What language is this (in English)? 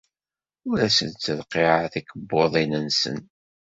Kabyle